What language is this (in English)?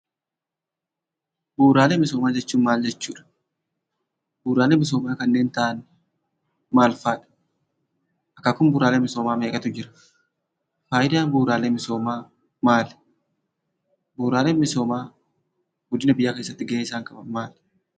Oromo